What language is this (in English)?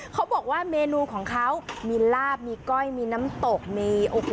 Thai